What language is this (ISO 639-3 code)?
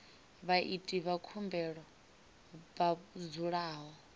ven